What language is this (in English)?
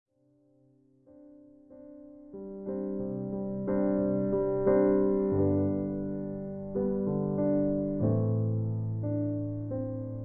Italian